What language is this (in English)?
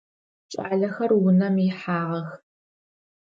Adyghe